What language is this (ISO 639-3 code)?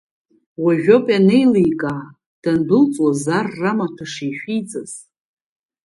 abk